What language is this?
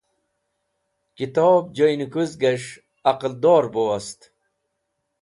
Wakhi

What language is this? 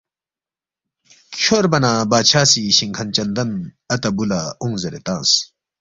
Balti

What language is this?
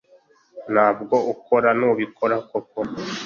Kinyarwanda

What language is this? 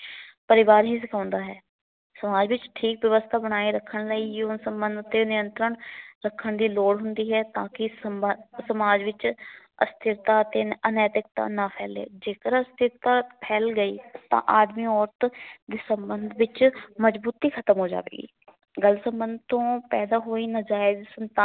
Punjabi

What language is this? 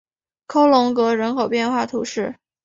Chinese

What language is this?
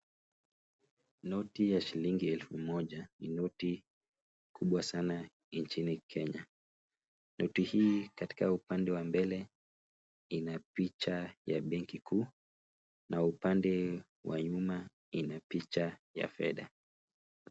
Swahili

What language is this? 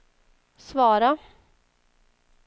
Swedish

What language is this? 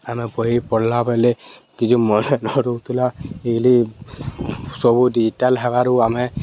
Odia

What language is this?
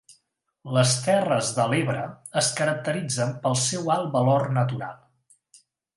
Catalan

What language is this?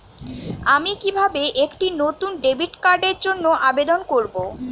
Bangla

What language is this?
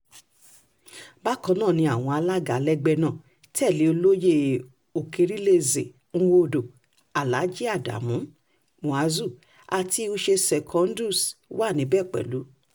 Yoruba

